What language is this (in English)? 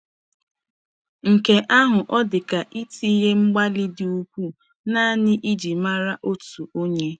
Igbo